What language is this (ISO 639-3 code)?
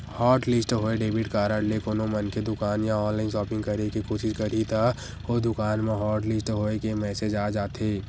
hne